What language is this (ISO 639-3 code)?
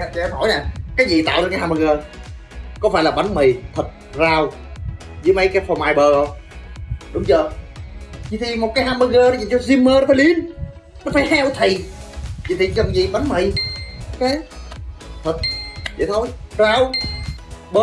vie